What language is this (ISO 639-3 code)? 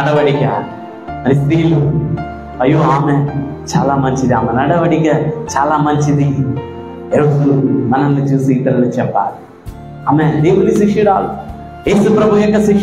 tel